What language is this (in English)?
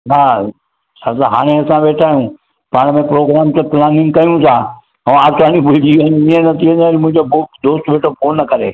Sindhi